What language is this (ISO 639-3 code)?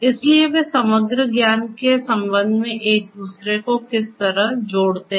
hin